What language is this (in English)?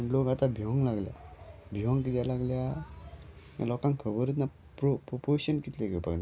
Konkani